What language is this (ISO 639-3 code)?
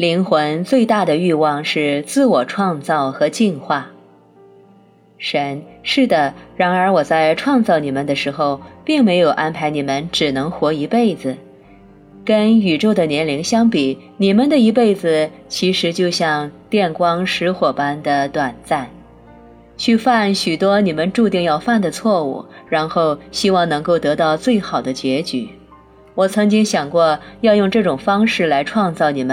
zho